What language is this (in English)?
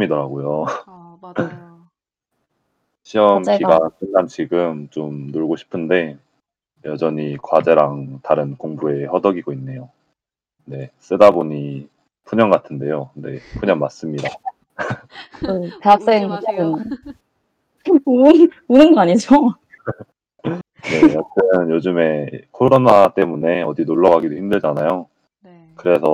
Korean